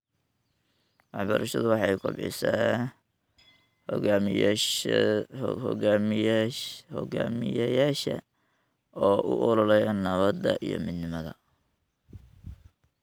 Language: Somali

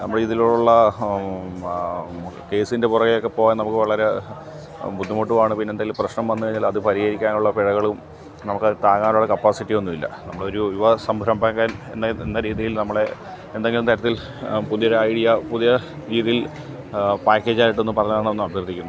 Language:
Malayalam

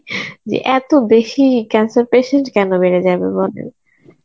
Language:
Bangla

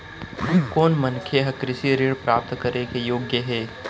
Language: Chhattisgarhi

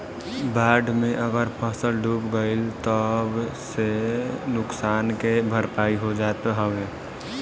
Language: Bhojpuri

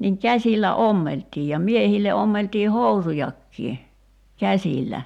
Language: Finnish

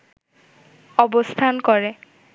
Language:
Bangla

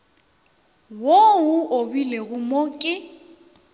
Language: Northern Sotho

